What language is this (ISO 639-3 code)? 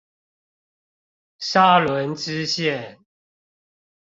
zho